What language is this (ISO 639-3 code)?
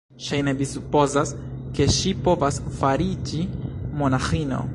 epo